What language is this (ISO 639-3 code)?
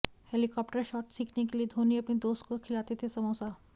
hin